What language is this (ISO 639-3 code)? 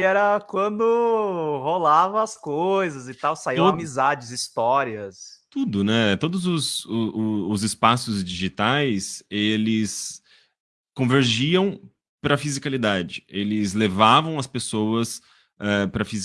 por